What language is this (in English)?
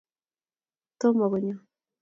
Kalenjin